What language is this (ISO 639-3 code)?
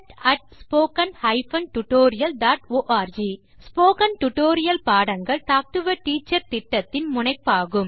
tam